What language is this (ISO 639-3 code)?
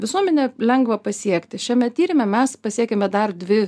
lit